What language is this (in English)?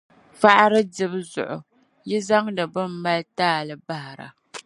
Dagbani